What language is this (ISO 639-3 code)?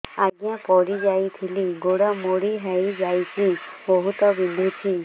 ori